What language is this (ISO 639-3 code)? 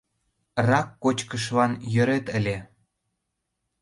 chm